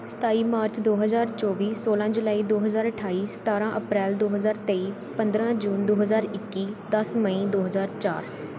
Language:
Punjabi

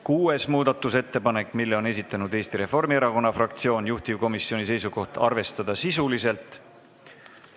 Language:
Estonian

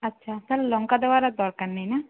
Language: Bangla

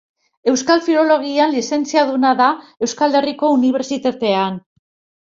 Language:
Basque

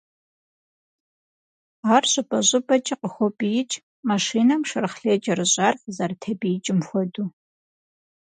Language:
Kabardian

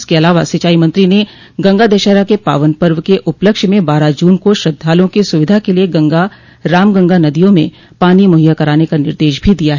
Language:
Hindi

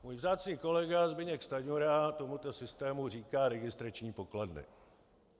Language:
Czech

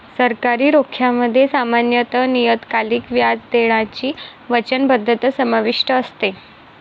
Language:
Marathi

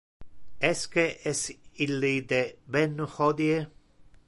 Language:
Interlingua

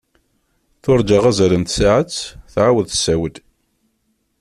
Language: Kabyle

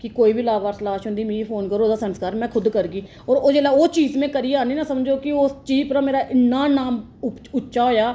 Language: Dogri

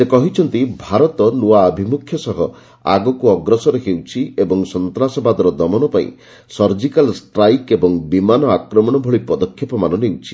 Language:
Odia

